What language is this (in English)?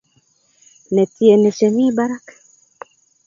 Kalenjin